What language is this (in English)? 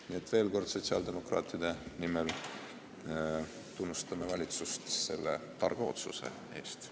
Estonian